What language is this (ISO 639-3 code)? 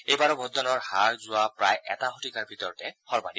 asm